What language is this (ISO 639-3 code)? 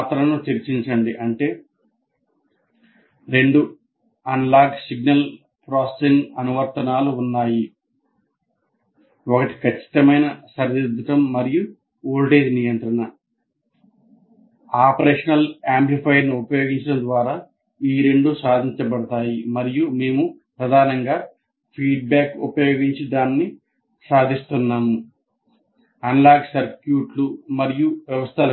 tel